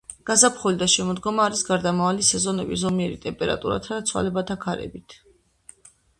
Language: Georgian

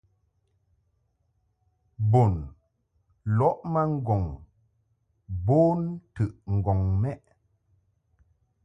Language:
Mungaka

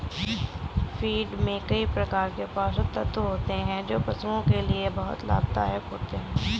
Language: Hindi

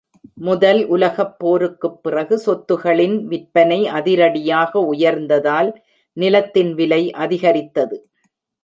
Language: Tamil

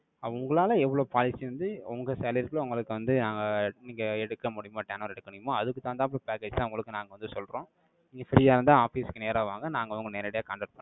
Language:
Tamil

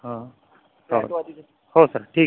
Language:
Marathi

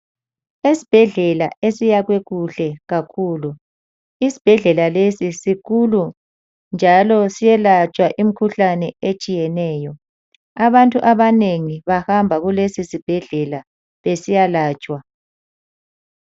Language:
North Ndebele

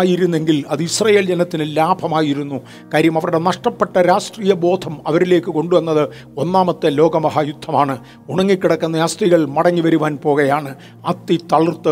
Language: Malayalam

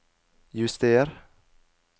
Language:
Norwegian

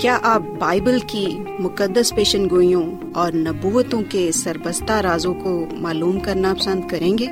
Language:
Urdu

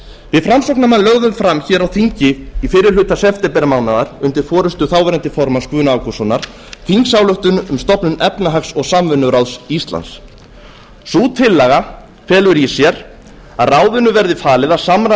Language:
Icelandic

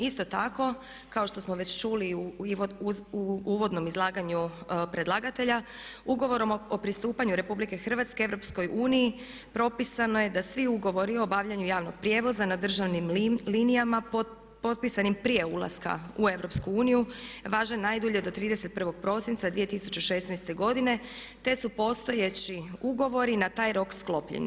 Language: Croatian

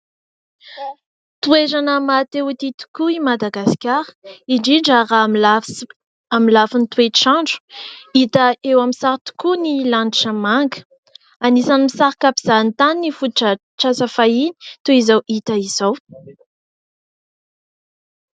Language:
Malagasy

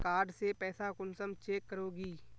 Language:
Magahi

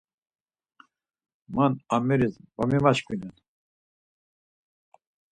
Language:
Laz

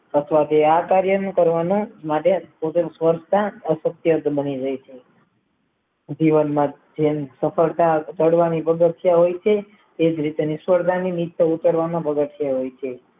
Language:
Gujarati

